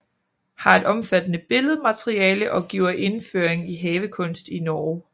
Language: Danish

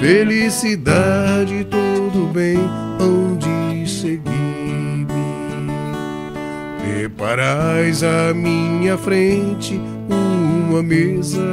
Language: Portuguese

